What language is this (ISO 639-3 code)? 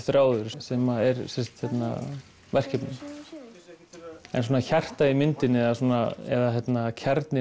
isl